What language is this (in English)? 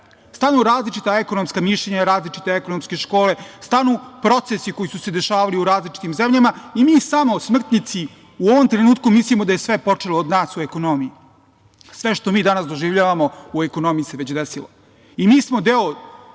Serbian